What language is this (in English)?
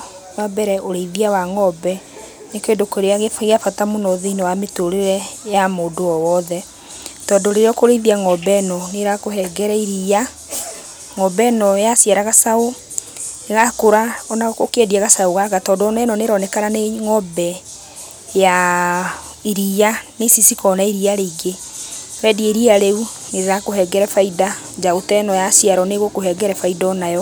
Kikuyu